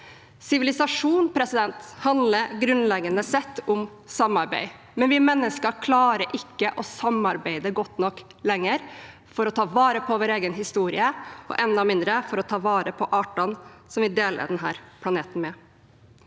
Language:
Norwegian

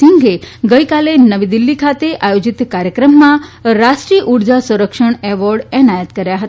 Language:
Gujarati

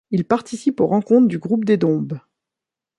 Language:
French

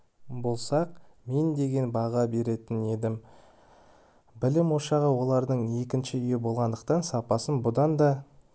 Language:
Kazakh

